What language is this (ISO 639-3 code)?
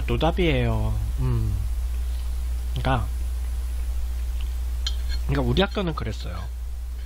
kor